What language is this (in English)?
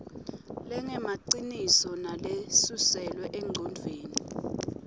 Swati